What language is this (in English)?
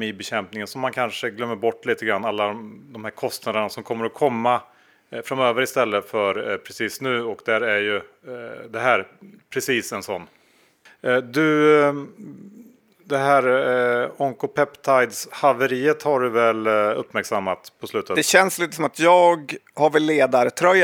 Swedish